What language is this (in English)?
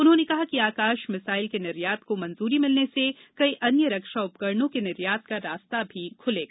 Hindi